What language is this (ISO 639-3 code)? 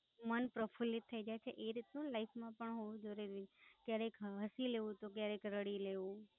guj